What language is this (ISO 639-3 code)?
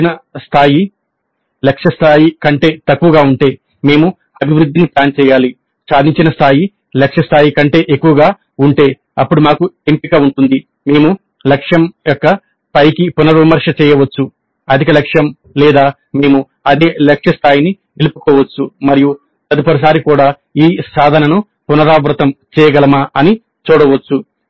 tel